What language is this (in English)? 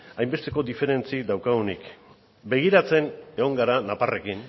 Basque